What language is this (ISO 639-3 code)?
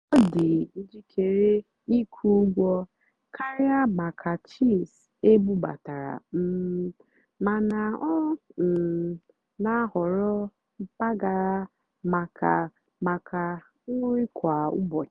ibo